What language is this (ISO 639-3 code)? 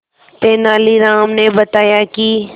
hin